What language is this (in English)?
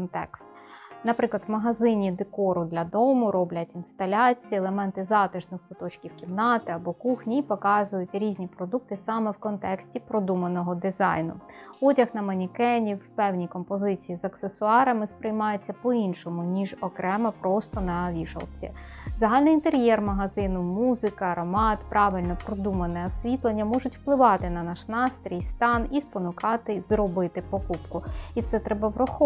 Ukrainian